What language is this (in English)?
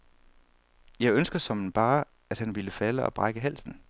Danish